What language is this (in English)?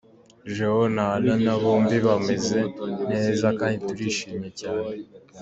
Kinyarwanda